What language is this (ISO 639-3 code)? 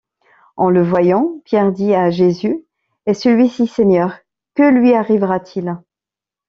fra